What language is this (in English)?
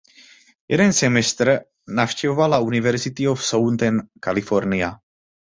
Czech